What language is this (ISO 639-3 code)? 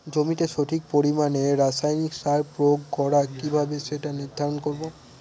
ben